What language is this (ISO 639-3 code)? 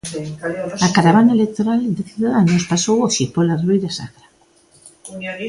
glg